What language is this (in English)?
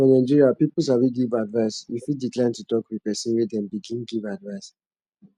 Nigerian Pidgin